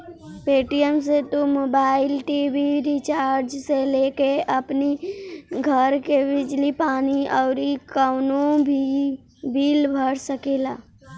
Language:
Bhojpuri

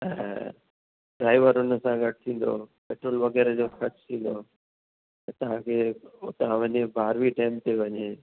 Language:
Sindhi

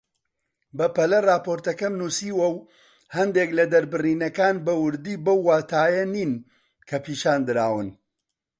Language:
Central Kurdish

